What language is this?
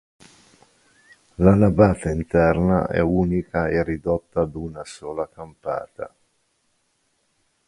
Italian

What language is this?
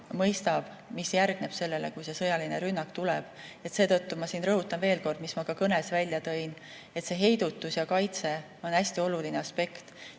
Estonian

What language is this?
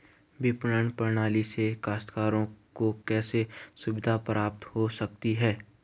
Hindi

